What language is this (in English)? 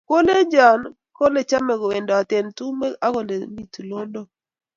Kalenjin